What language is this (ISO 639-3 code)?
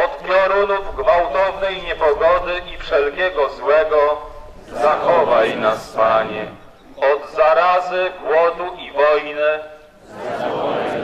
pol